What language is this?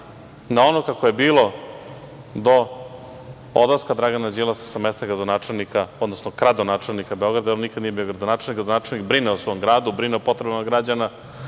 Serbian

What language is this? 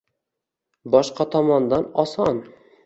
Uzbek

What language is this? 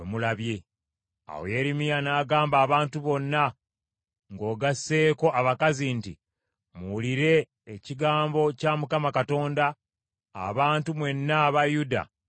Ganda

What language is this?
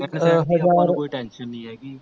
Punjabi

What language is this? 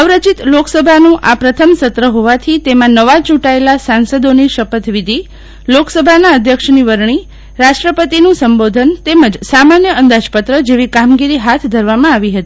Gujarati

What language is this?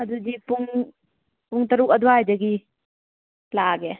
Manipuri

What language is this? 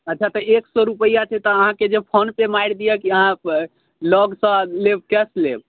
Maithili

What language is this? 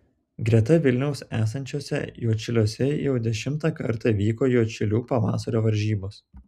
Lithuanian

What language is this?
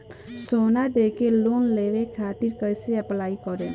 Bhojpuri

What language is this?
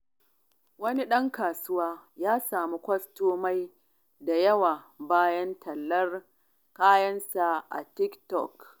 Hausa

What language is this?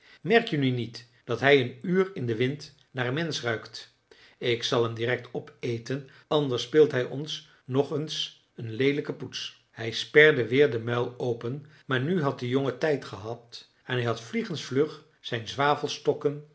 Dutch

